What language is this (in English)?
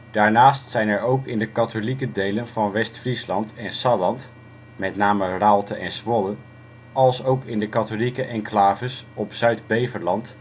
Dutch